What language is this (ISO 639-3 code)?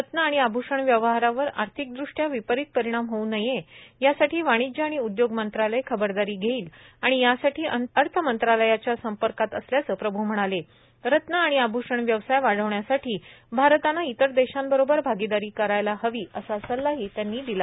mar